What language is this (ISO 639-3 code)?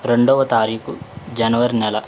tel